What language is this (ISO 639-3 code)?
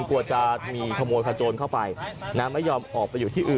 tha